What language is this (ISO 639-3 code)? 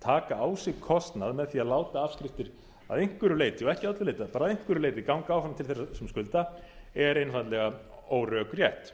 isl